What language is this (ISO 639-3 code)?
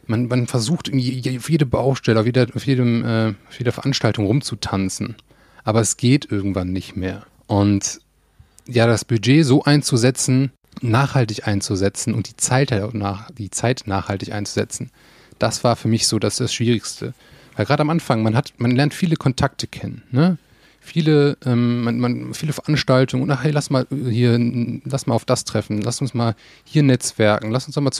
deu